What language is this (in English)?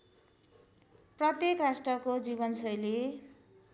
Nepali